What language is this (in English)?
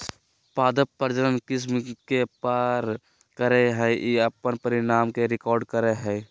Magahi